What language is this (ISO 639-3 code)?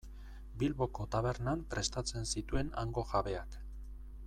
eus